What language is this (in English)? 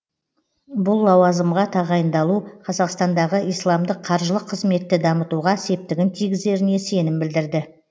Kazakh